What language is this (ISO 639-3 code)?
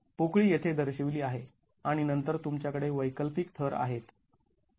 mar